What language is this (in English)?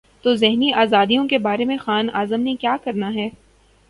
Urdu